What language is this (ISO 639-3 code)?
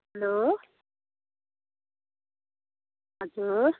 nep